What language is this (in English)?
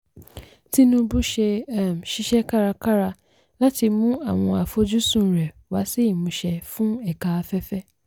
Yoruba